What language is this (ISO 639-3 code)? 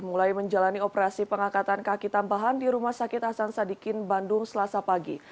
ind